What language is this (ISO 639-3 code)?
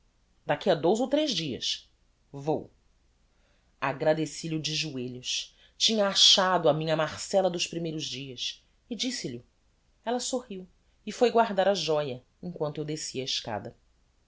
por